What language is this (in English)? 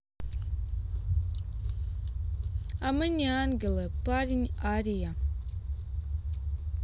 Russian